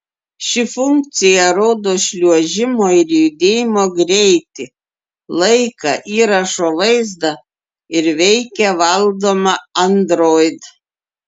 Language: Lithuanian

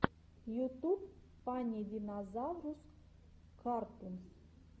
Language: Russian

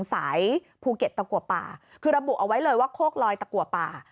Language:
Thai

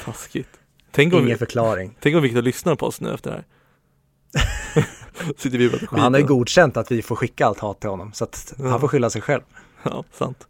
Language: Swedish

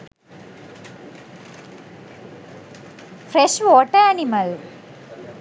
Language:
Sinhala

